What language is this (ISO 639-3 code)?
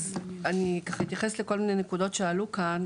heb